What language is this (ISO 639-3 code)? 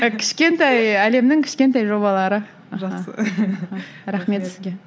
kaz